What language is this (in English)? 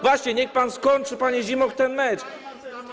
Polish